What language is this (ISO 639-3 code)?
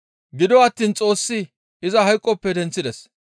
gmv